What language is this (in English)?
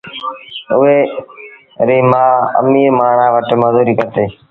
Sindhi Bhil